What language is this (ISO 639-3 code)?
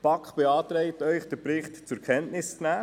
gsw